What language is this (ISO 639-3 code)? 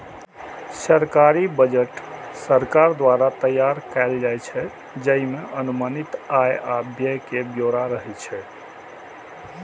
mai